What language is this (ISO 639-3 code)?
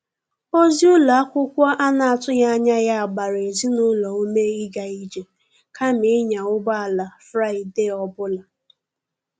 ibo